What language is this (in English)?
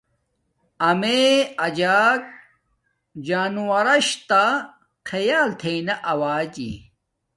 Domaaki